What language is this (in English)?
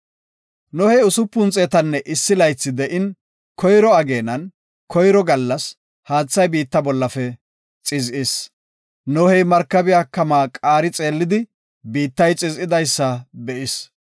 Gofa